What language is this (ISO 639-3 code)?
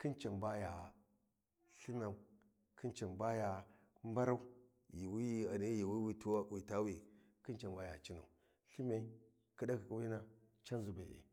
wji